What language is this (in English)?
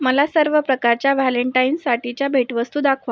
Marathi